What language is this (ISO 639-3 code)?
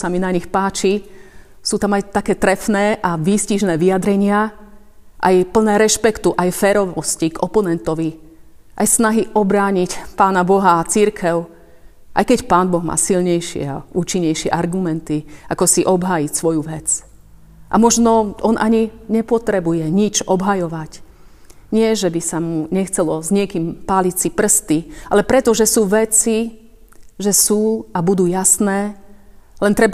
slk